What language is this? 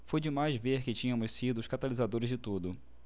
Portuguese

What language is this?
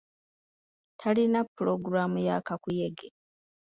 Ganda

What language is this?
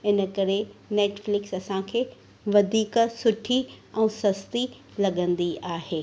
Sindhi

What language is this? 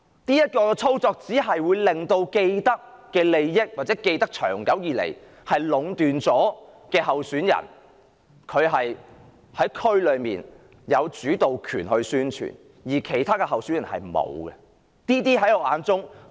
Cantonese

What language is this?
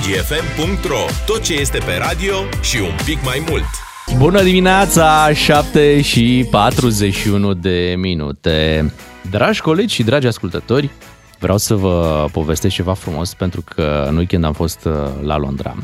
Romanian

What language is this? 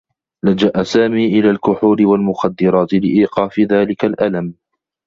Arabic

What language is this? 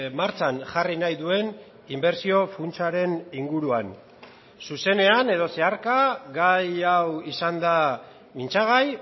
Basque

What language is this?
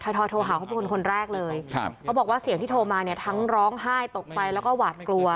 Thai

